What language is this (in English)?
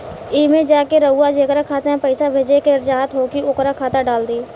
Bhojpuri